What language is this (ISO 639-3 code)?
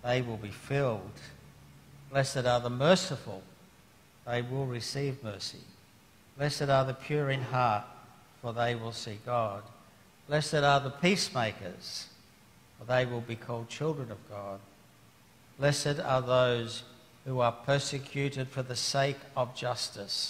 eng